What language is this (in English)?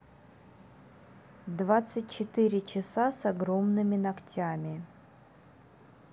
Russian